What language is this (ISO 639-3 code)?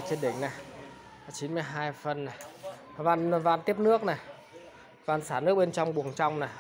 vie